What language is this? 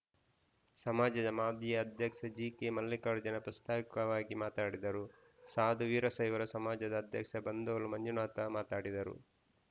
Kannada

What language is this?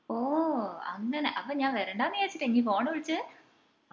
Malayalam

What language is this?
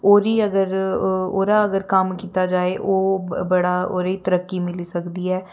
Dogri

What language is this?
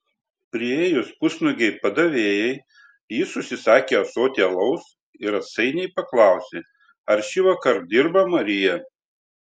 Lithuanian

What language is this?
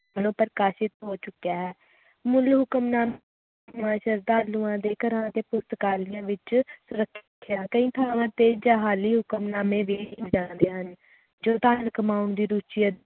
Punjabi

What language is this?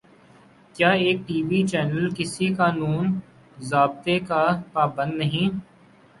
Urdu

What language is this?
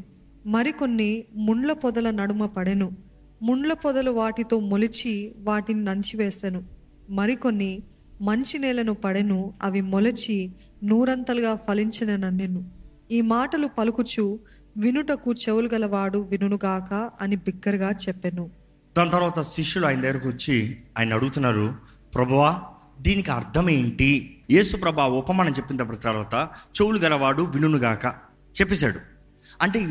Telugu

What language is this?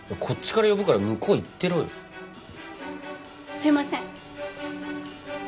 Japanese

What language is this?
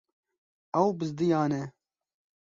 Kurdish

